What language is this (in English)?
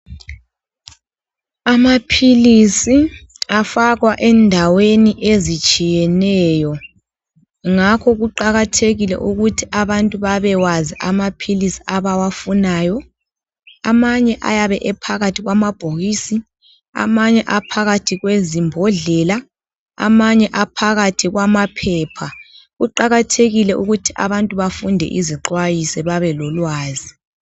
North Ndebele